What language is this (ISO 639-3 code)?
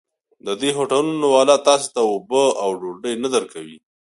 pus